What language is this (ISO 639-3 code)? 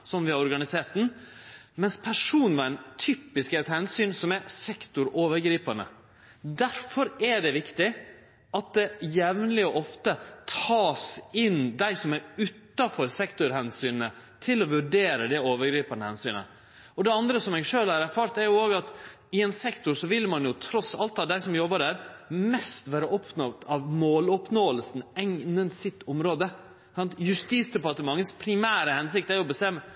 nno